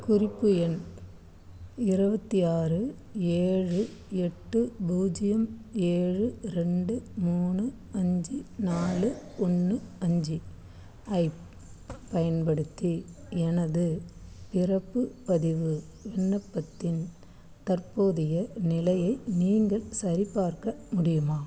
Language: Tamil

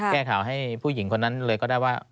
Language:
Thai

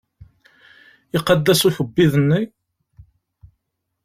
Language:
Kabyle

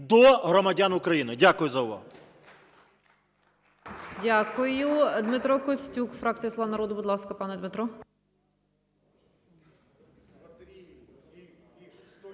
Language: Ukrainian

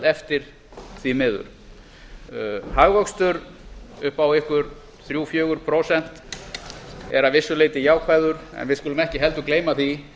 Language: Icelandic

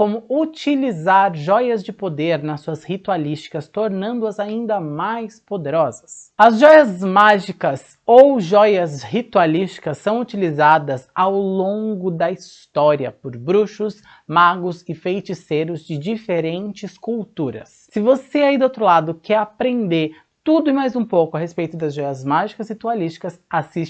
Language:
Portuguese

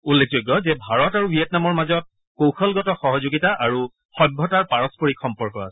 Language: Assamese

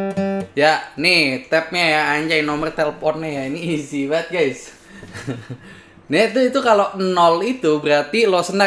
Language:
Indonesian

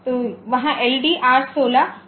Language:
Hindi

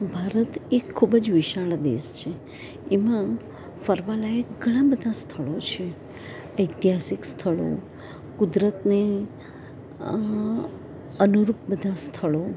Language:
Gujarati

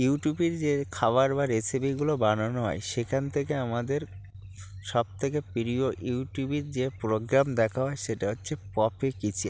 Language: Bangla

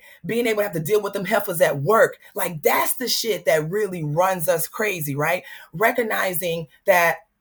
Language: English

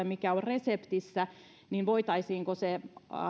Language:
Finnish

